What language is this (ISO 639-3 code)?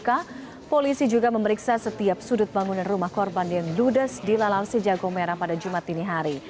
ind